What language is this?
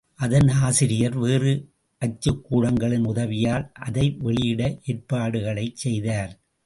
Tamil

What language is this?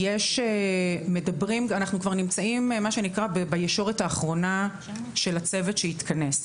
Hebrew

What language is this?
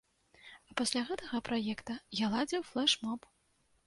Belarusian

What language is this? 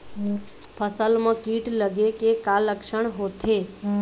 Chhattisgarhi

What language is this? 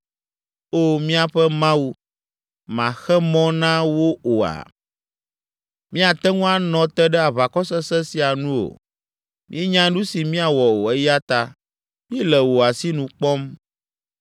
Ewe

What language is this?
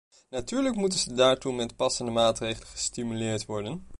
Dutch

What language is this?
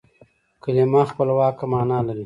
Pashto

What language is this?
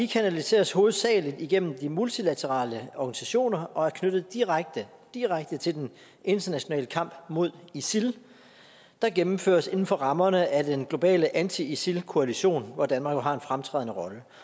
Danish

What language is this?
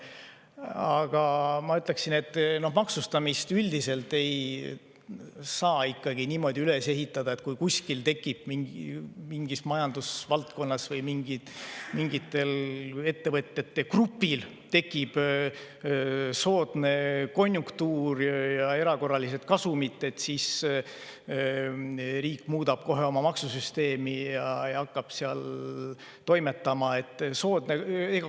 Estonian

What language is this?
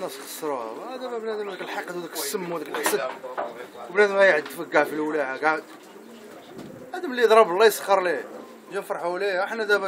Arabic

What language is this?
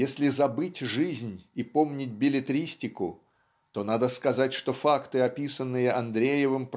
Russian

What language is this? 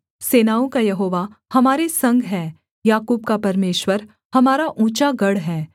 Hindi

